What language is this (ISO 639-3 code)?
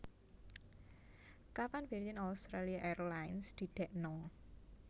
jav